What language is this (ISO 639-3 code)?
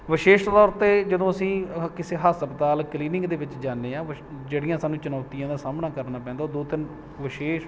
pan